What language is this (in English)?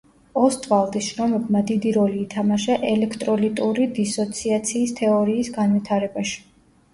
Georgian